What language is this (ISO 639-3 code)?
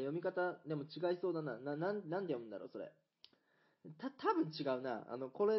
jpn